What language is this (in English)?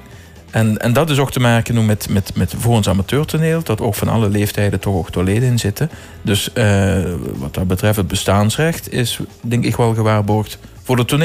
Dutch